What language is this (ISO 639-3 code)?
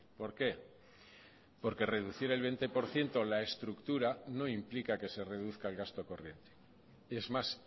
spa